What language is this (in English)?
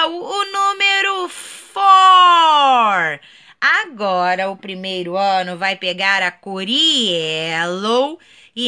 Portuguese